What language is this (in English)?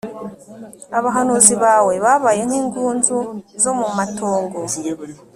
Kinyarwanda